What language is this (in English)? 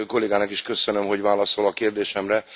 Hungarian